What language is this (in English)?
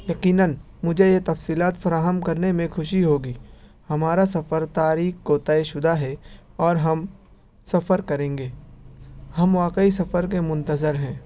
Urdu